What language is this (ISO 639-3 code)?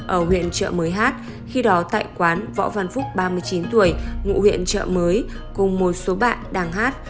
vie